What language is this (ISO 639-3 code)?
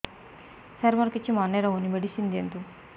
ori